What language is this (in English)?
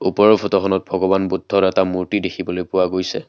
Assamese